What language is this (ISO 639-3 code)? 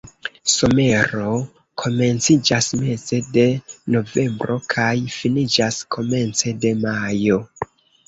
epo